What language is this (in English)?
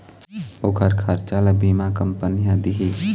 Chhattisgarhi